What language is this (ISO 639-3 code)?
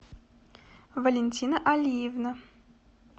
rus